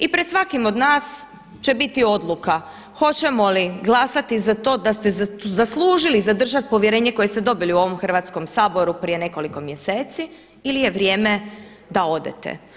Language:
Croatian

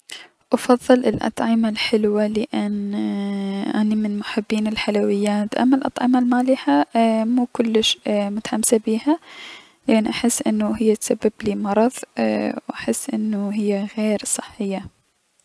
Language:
Mesopotamian Arabic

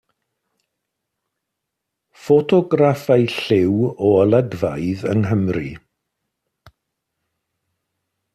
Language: Welsh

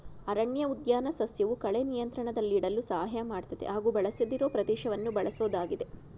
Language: Kannada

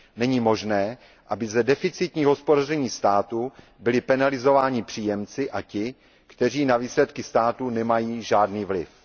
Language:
Czech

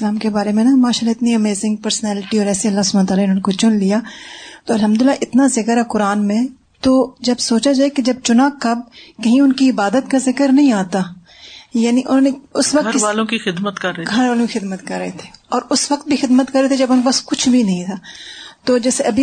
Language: Urdu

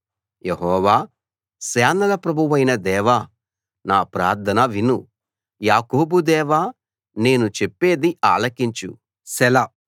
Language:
Telugu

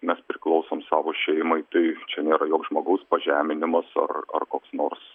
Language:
Lithuanian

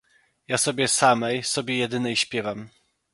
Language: Polish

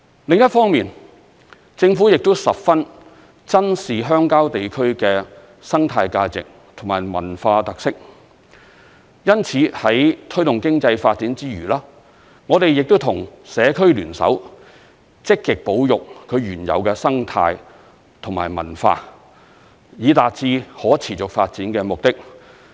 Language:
Cantonese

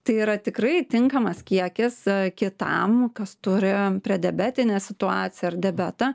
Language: Lithuanian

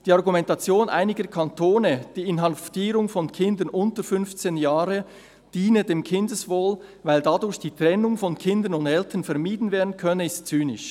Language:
Swiss German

